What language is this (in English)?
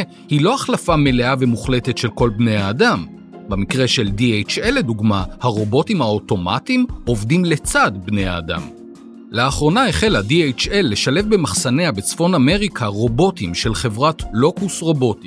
Hebrew